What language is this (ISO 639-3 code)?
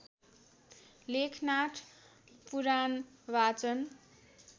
nep